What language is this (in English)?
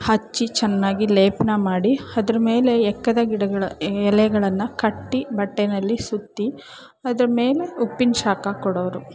Kannada